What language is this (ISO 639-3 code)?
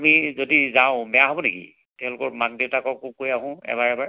asm